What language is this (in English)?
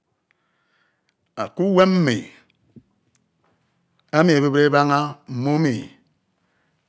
Ito